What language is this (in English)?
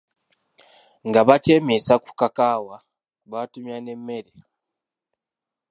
Ganda